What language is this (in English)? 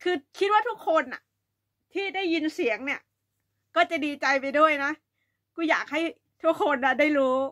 Thai